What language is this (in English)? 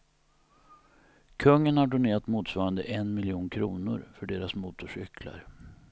Swedish